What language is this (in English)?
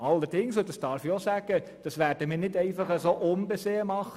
Swiss German